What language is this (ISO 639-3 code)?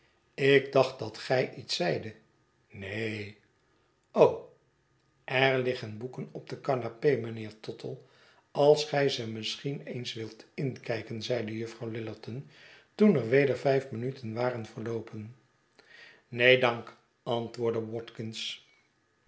nld